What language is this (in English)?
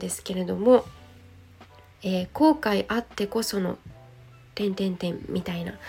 Japanese